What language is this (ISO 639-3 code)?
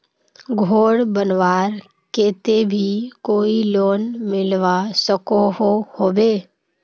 mag